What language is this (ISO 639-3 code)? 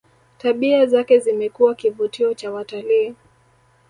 swa